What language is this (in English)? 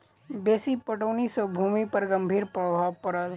Maithili